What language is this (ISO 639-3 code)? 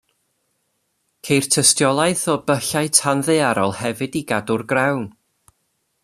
cym